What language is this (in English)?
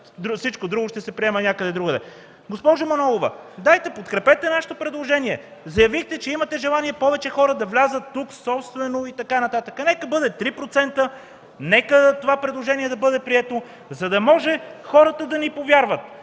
Bulgarian